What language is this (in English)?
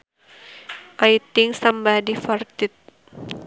Sundanese